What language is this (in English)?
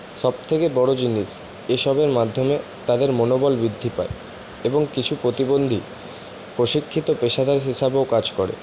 Bangla